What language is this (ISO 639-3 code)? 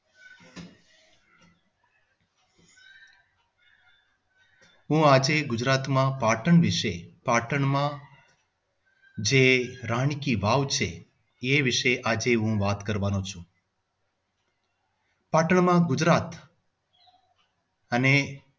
guj